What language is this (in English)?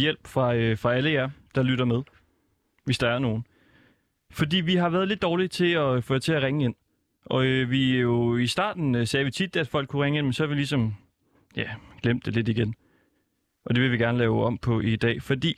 Danish